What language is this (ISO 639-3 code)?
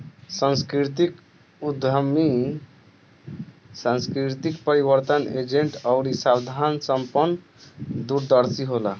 bho